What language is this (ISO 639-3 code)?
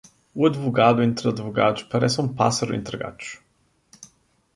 por